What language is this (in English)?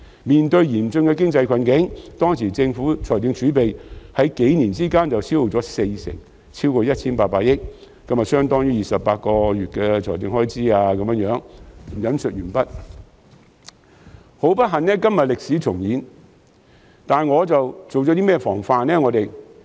Cantonese